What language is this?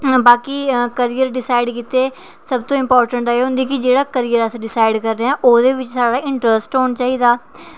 Dogri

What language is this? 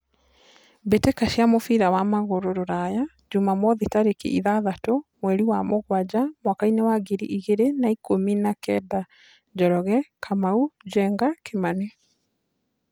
Kikuyu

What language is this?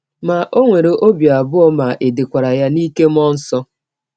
Igbo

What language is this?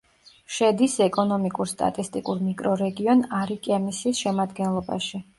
Georgian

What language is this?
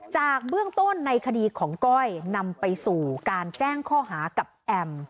Thai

